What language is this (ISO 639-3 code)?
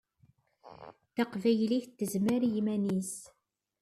kab